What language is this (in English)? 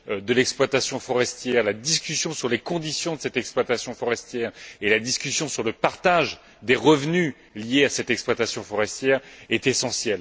French